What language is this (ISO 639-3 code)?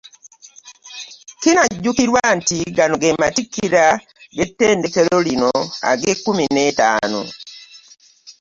lug